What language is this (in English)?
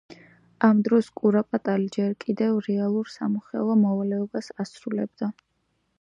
Georgian